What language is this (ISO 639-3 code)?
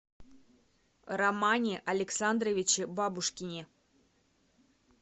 rus